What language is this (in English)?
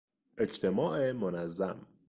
Persian